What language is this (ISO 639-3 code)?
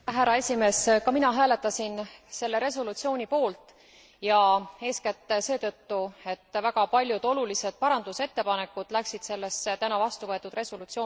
est